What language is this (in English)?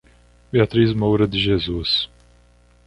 Portuguese